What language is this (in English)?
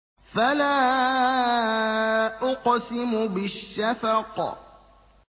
Arabic